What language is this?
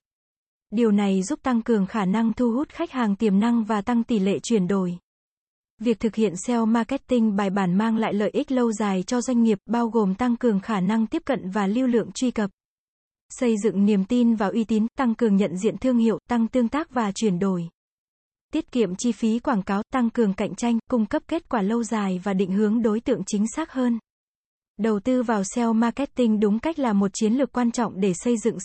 Vietnamese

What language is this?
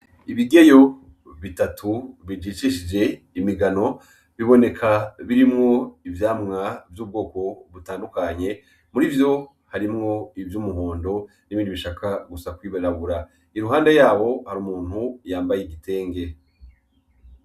Rundi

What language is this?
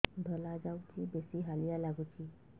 Odia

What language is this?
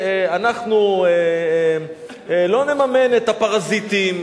Hebrew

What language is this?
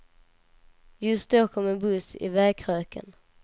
Swedish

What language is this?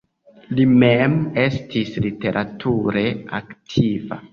Esperanto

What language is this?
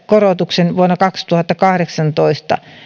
Finnish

